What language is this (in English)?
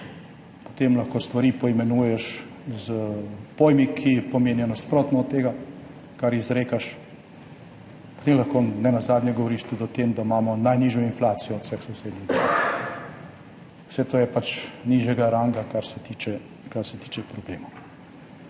Slovenian